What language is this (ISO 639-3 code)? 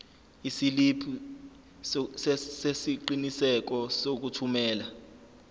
zul